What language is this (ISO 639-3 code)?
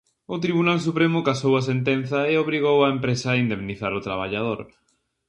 glg